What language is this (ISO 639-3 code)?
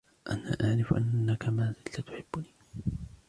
ara